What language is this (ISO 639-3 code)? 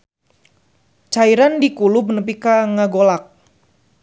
sun